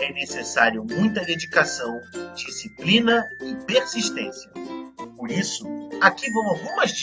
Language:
Portuguese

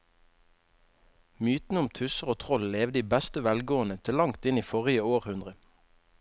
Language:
Norwegian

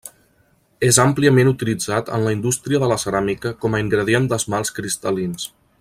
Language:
Catalan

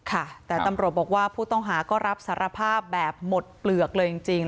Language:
Thai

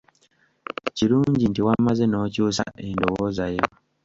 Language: Ganda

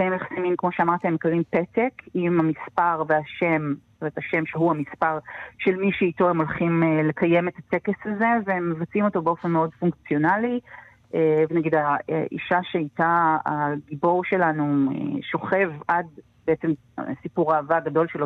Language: Hebrew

